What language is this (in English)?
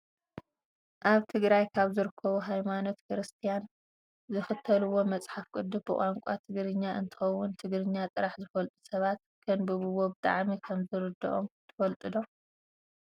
Tigrinya